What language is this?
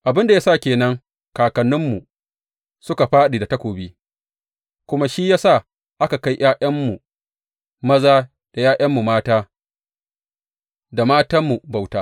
Hausa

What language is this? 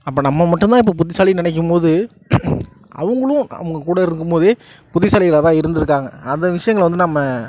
Tamil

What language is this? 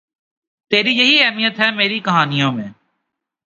Urdu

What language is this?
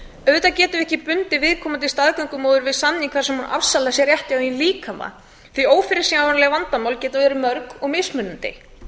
Icelandic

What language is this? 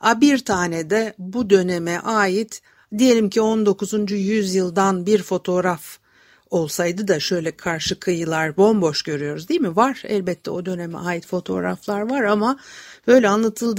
Turkish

